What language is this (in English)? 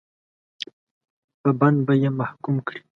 Pashto